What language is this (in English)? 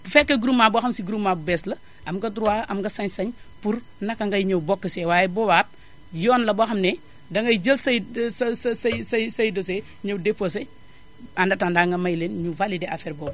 Wolof